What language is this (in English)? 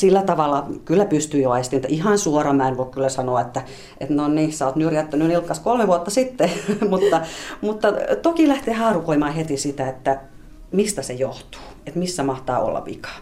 Finnish